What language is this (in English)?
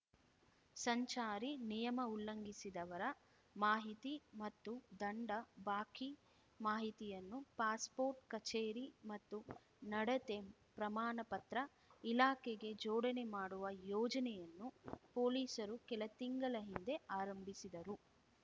Kannada